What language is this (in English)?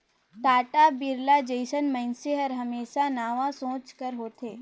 Chhattisgarhi